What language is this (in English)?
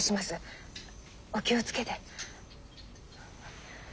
Japanese